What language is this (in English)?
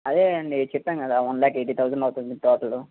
Telugu